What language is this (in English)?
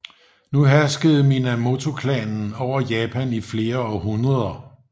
Danish